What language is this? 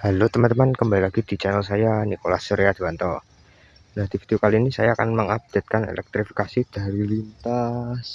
Indonesian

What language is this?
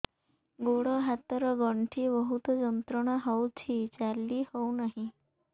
Odia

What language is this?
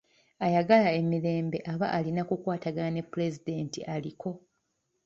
Ganda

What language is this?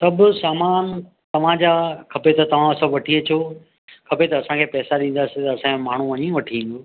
Sindhi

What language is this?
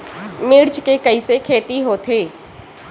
Chhattisgarhi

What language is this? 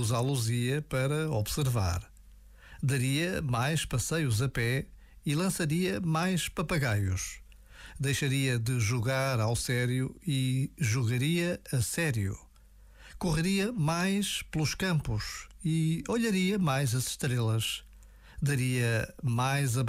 Portuguese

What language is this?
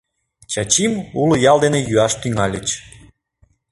Mari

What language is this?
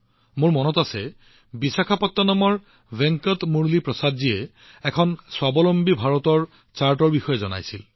Assamese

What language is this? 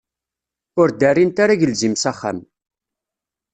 Kabyle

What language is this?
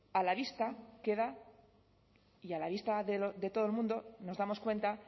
Spanish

